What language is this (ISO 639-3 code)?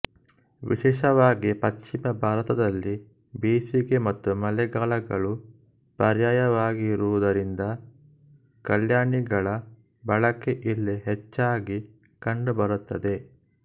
kan